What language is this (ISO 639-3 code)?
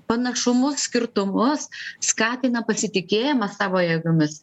lit